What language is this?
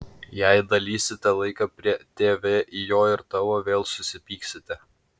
Lithuanian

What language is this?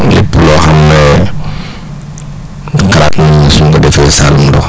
Wolof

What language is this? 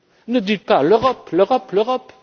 French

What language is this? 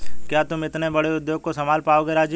Hindi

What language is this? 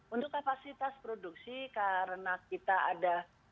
Indonesian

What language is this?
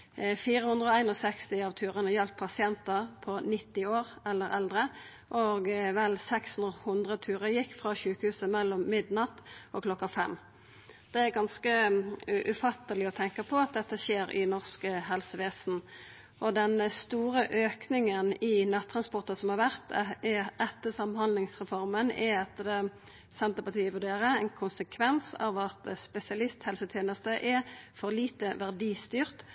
Norwegian Nynorsk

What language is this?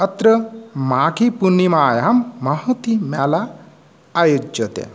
Sanskrit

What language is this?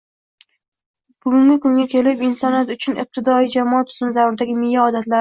Uzbek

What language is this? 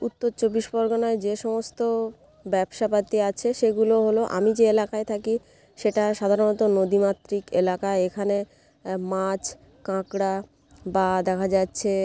Bangla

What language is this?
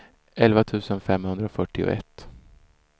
Swedish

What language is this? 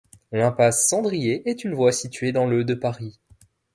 French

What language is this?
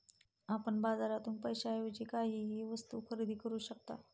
Marathi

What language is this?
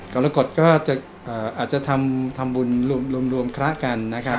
Thai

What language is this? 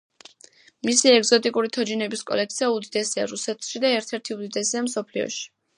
Georgian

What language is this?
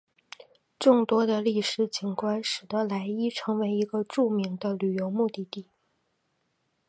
Chinese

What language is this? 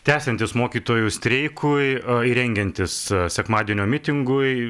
Lithuanian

